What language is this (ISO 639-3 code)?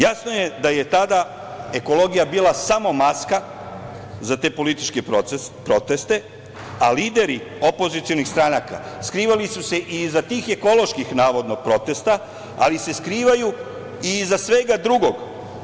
srp